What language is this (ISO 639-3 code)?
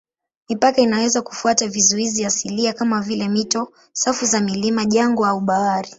swa